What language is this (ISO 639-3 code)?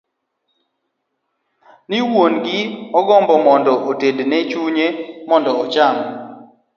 luo